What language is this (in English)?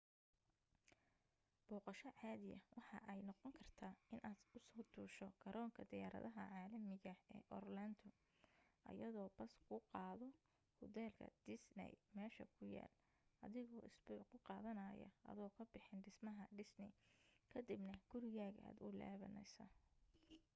Somali